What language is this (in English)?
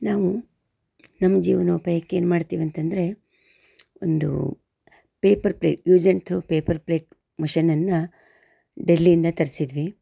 Kannada